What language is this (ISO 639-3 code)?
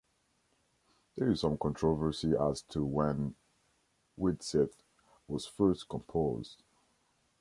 eng